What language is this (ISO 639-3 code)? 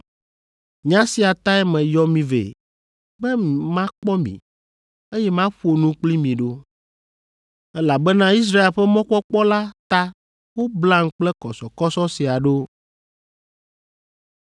ewe